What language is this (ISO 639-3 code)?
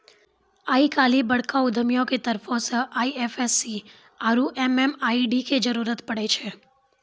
mai